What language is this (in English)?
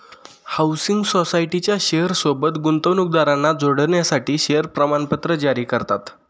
Marathi